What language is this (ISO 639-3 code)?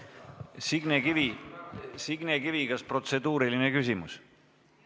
est